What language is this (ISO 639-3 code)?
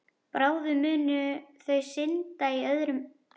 isl